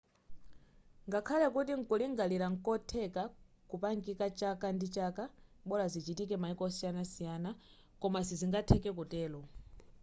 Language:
Nyanja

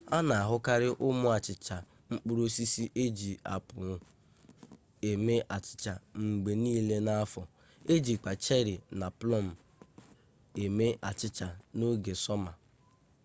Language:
Igbo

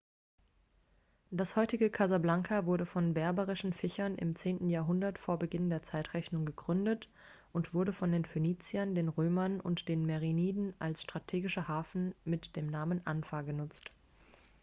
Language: German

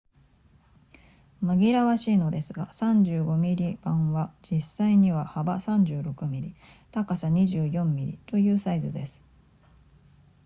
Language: Japanese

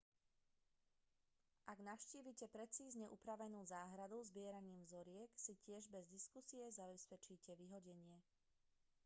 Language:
Slovak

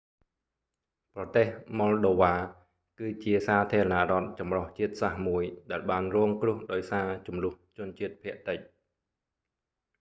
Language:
Khmer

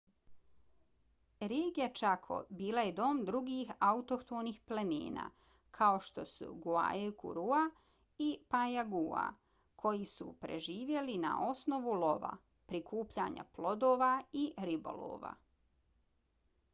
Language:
Bosnian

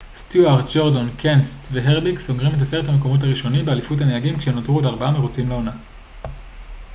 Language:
Hebrew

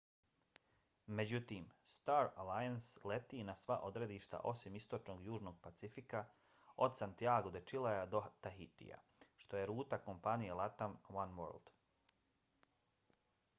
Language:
Bosnian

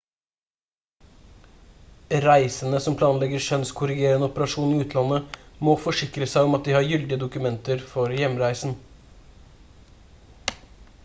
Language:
Norwegian Bokmål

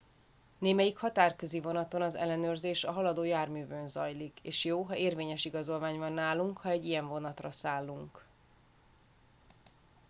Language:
Hungarian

